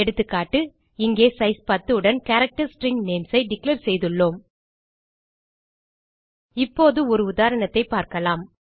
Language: Tamil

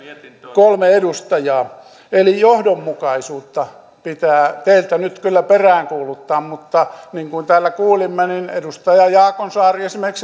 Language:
Finnish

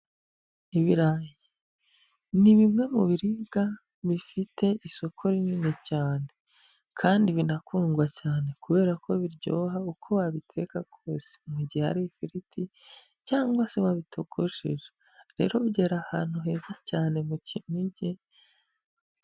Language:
Kinyarwanda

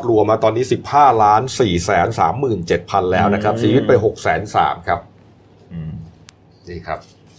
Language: Thai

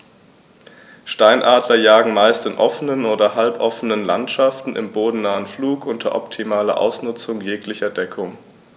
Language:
German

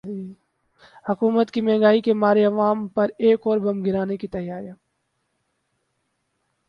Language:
Urdu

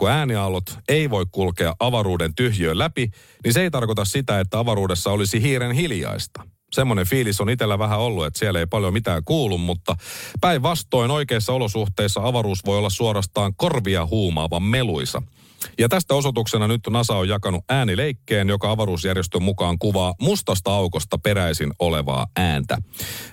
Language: Finnish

